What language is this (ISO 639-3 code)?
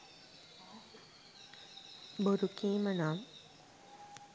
sin